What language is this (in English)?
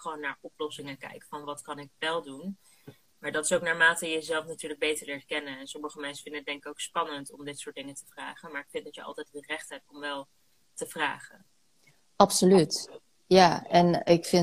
Dutch